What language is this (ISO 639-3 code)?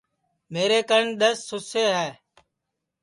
ssi